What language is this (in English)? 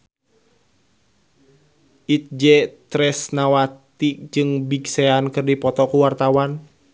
Sundanese